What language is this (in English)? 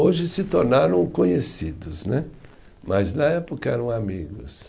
Portuguese